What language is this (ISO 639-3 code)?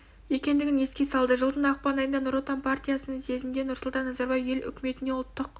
kaz